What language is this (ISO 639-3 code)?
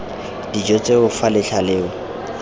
tsn